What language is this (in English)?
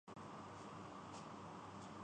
Urdu